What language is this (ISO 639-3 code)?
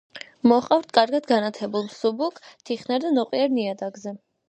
kat